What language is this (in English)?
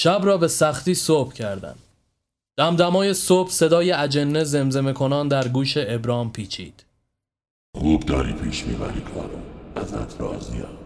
Persian